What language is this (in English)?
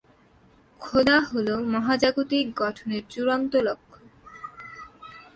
Bangla